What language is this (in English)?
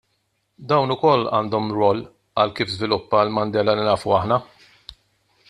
Maltese